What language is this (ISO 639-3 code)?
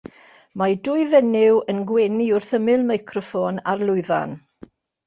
cym